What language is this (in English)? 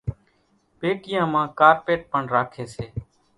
Kachi Koli